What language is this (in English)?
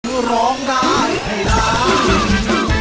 Thai